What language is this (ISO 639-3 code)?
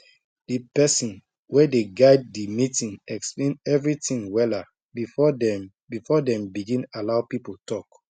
pcm